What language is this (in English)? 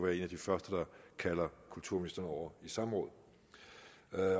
Danish